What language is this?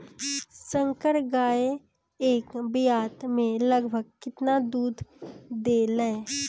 Bhojpuri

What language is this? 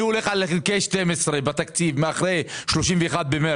Hebrew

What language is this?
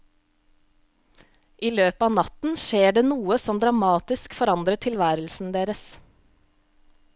Norwegian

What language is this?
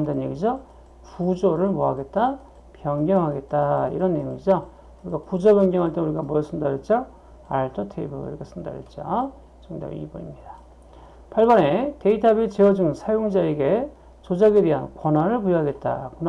Korean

